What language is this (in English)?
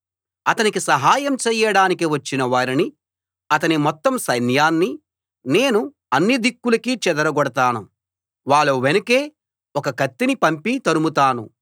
Telugu